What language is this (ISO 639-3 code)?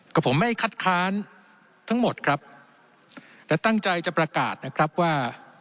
tha